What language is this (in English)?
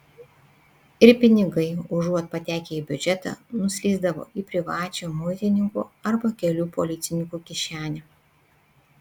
Lithuanian